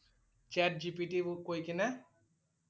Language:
Assamese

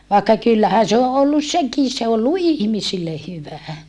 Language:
Finnish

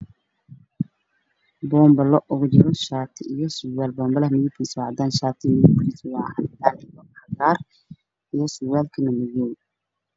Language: Somali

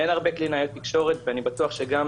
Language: Hebrew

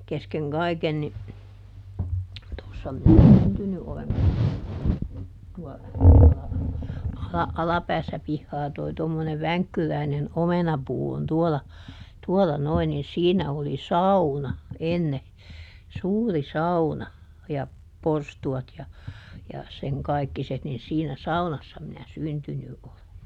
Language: Finnish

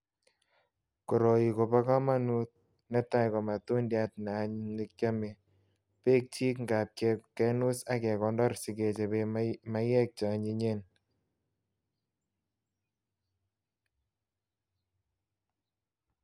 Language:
Kalenjin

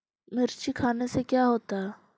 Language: Magahi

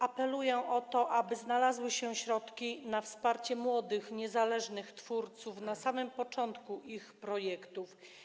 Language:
Polish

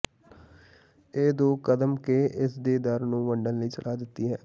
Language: Punjabi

